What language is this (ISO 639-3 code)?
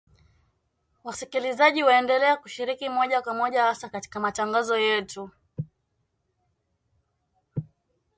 swa